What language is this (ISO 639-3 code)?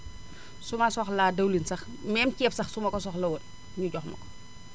wol